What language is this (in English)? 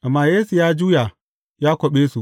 Hausa